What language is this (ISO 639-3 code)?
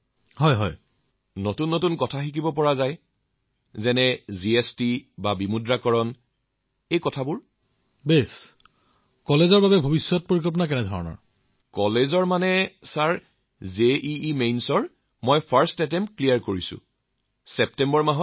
asm